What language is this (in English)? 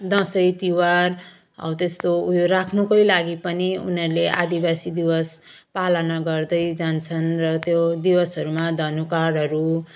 Nepali